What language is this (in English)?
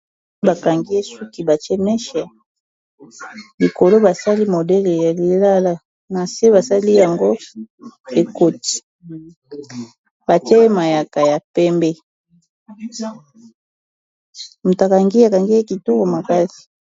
Lingala